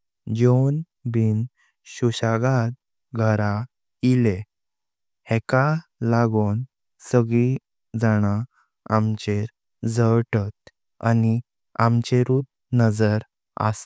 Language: Konkani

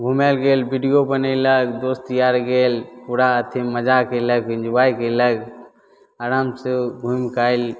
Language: Maithili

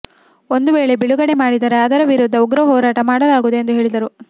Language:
Kannada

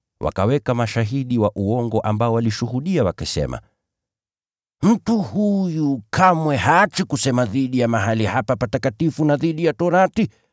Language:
Swahili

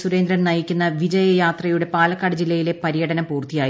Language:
Malayalam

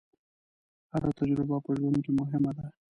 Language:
Pashto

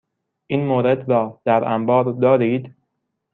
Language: Persian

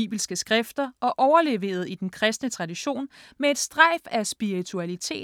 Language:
Danish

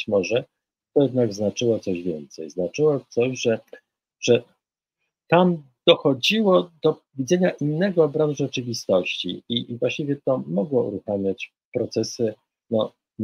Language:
Polish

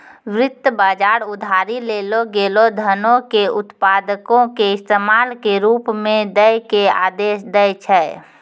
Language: Maithili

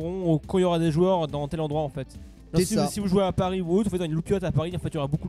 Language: French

